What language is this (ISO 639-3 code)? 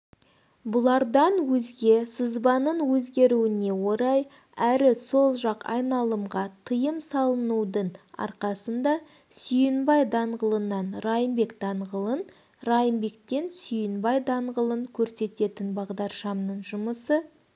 kaz